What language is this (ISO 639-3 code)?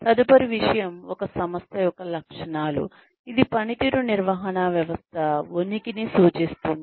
tel